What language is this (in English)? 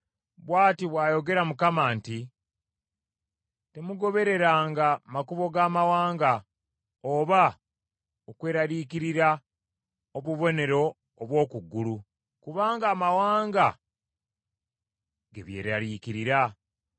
Ganda